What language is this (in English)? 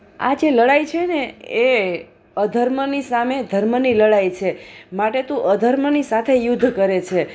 Gujarati